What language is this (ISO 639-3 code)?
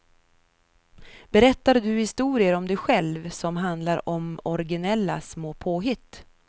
swe